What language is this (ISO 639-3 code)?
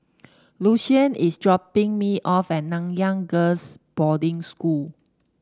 eng